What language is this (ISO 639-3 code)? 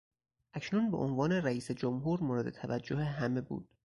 fas